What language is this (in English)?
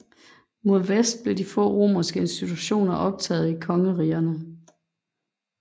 Danish